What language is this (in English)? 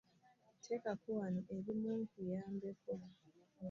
Ganda